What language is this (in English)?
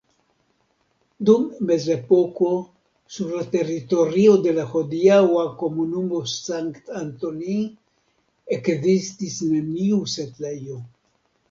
Esperanto